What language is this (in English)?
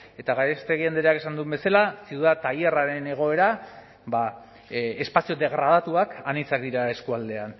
Basque